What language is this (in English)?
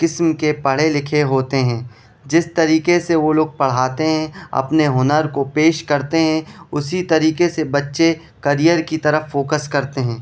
Urdu